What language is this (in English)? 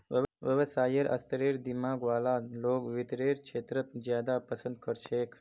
Magahi